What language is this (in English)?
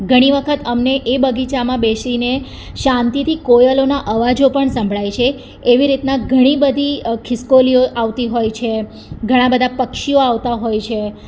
Gujarati